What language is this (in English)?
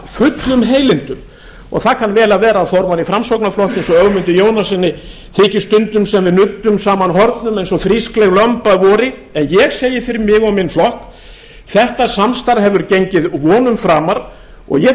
Icelandic